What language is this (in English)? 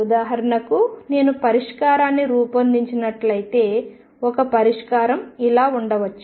Telugu